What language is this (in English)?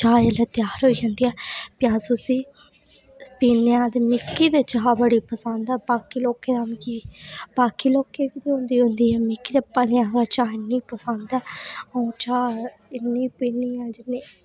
Dogri